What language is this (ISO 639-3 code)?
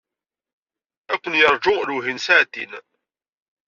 kab